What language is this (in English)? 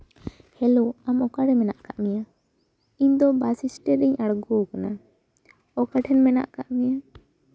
Santali